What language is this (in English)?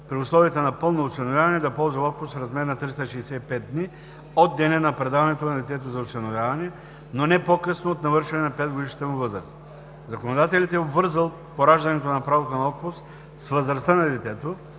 Bulgarian